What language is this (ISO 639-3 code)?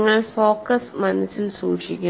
mal